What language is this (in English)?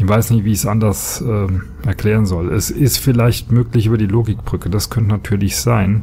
German